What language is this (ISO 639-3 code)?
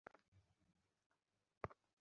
ben